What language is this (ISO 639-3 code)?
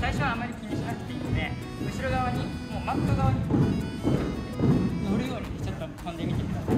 jpn